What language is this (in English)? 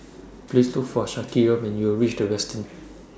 English